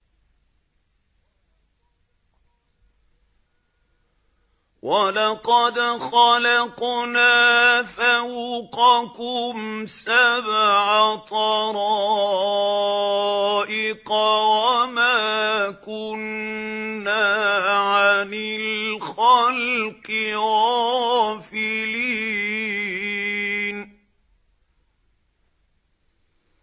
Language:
Arabic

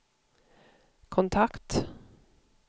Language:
Swedish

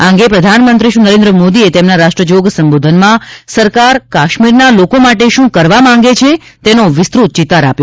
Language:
Gujarati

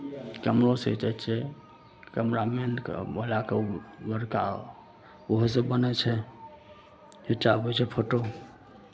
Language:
Maithili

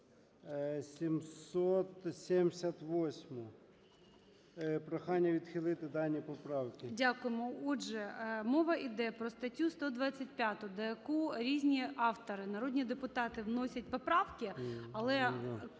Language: Ukrainian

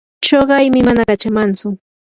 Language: Yanahuanca Pasco Quechua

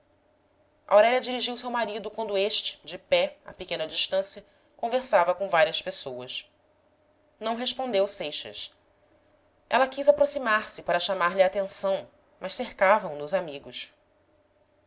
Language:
Portuguese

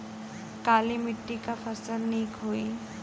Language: Bhojpuri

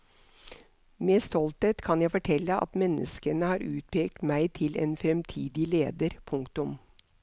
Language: Norwegian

